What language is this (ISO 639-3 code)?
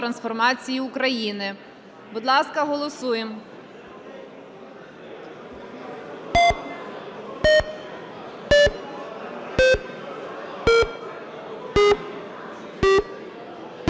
ukr